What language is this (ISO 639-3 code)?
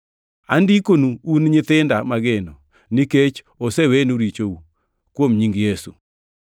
luo